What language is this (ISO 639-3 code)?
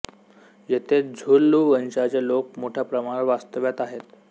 mar